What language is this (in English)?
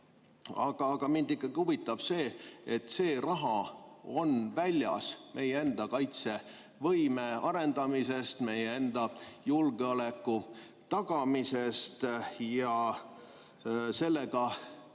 Estonian